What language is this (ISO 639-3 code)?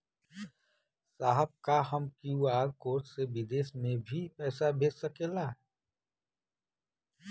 bho